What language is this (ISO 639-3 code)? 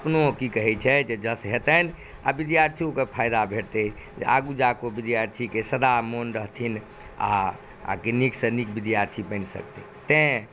mai